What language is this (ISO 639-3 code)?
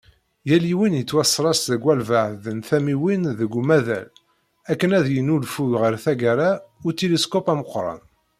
kab